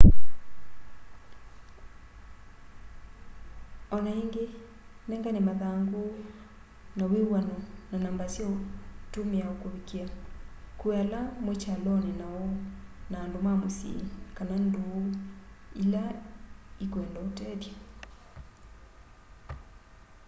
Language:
Kamba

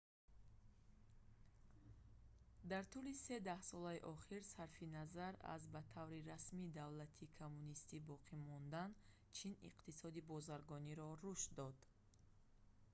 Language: Tajik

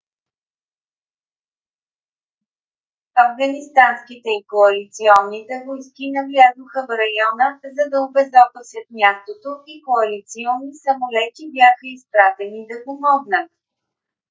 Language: Bulgarian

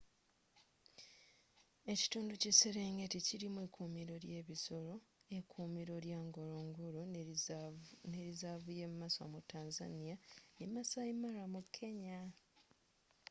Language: Ganda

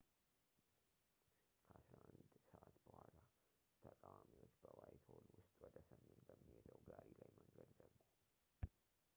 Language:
Amharic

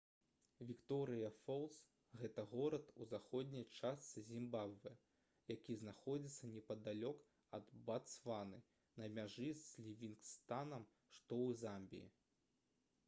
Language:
Belarusian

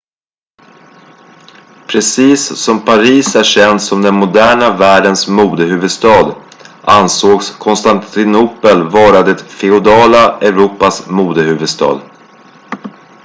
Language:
Swedish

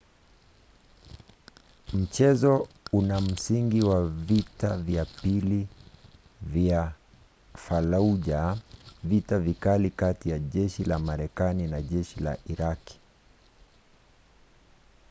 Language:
Swahili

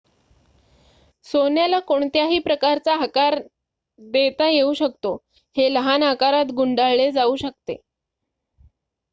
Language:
Marathi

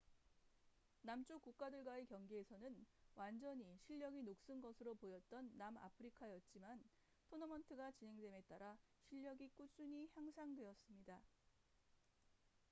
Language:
Korean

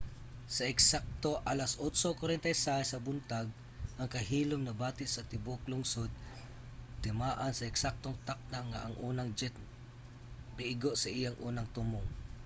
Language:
Cebuano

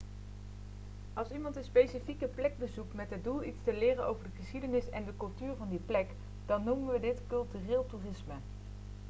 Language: Dutch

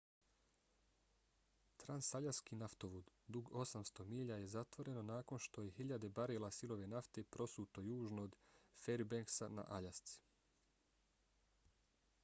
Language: Bosnian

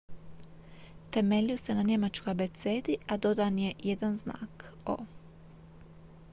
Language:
Croatian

